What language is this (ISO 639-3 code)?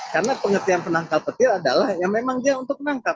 ind